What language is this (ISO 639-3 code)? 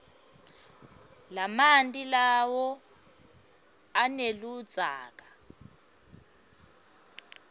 ssw